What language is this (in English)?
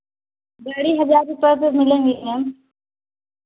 Hindi